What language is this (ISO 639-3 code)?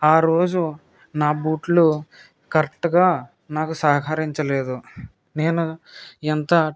tel